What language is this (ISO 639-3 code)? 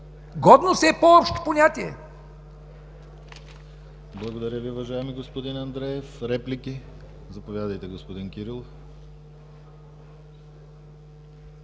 bul